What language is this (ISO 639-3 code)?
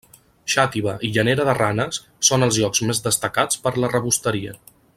cat